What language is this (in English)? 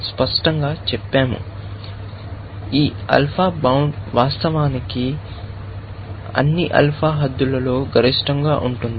Telugu